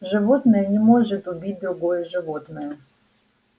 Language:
Russian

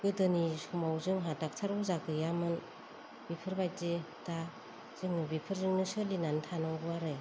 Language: Bodo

